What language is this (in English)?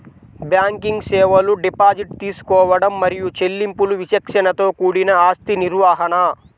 Telugu